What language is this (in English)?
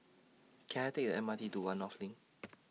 English